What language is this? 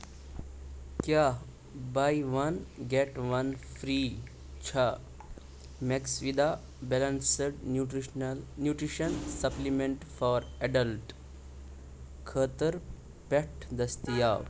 Kashmiri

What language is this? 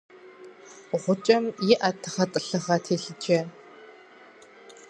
Kabardian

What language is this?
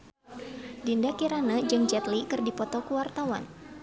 Sundanese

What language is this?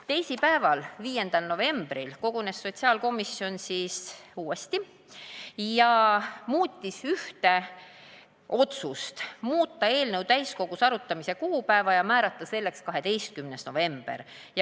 Estonian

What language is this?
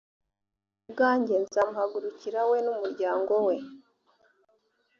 Kinyarwanda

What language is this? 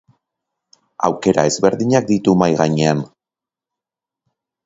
Basque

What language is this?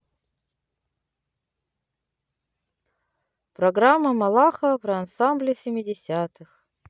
Russian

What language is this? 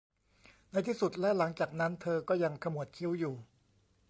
Thai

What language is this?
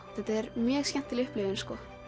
Icelandic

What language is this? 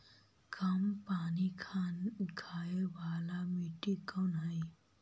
Magahi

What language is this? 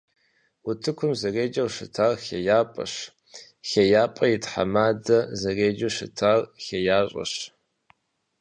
Kabardian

